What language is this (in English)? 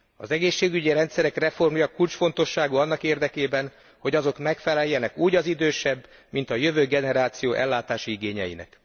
Hungarian